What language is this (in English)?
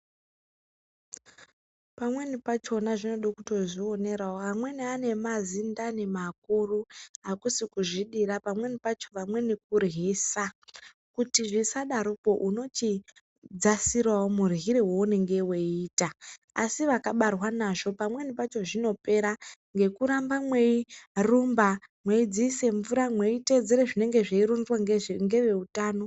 Ndau